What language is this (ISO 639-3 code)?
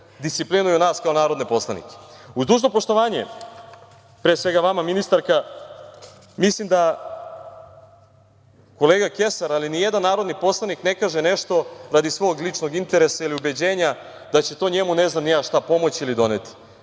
srp